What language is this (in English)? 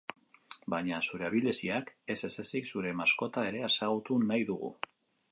Basque